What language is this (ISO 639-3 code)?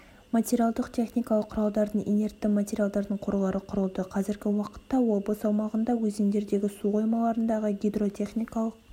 kaz